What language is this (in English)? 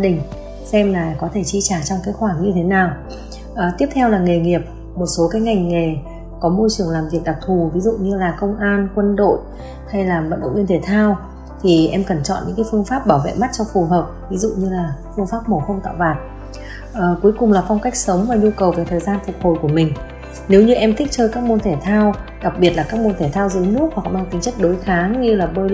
Vietnamese